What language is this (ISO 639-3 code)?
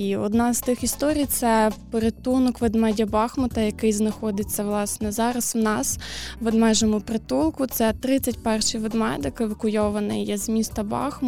ukr